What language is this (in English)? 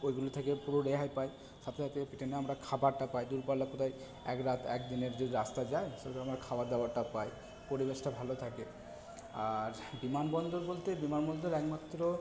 Bangla